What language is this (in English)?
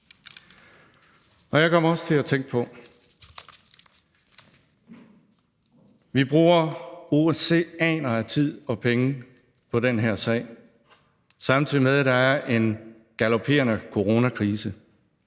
Danish